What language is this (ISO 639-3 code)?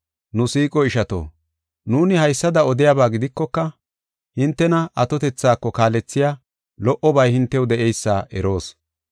gof